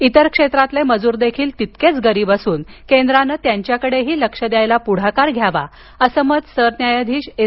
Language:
Marathi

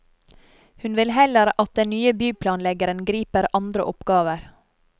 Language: Norwegian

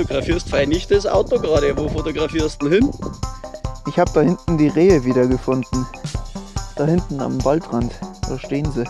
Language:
German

